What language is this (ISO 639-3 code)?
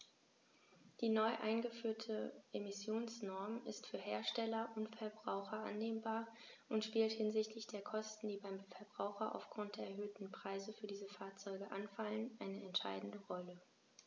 deu